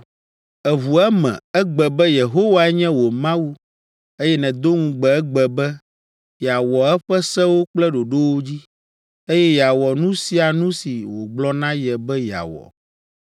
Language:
Ewe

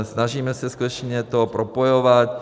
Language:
Czech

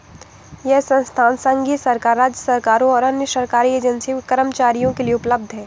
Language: Hindi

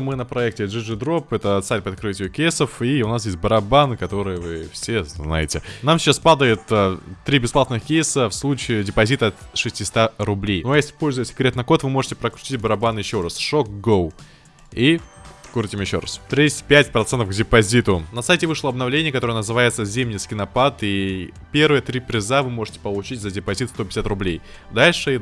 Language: Russian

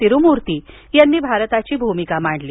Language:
Marathi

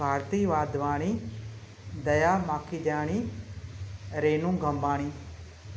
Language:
Sindhi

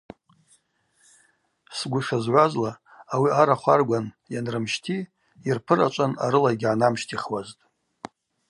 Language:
Abaza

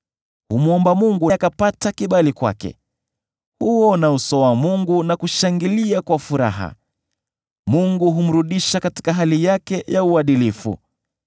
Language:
Swahili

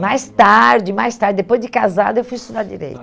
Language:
Portuguese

